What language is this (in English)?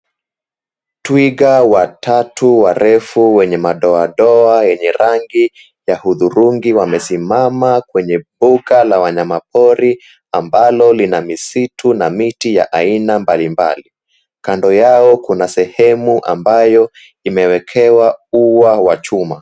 Swahili